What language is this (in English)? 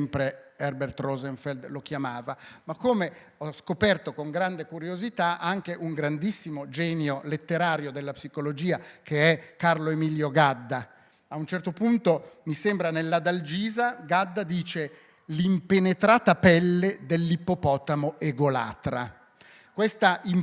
Italian